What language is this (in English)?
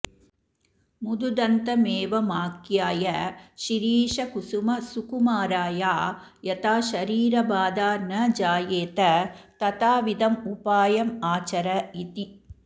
Sanskrit